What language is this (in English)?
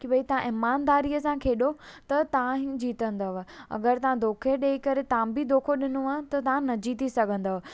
Sindhi